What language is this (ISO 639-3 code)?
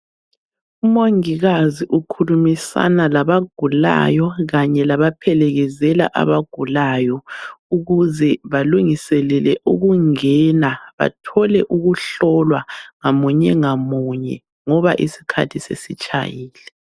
nde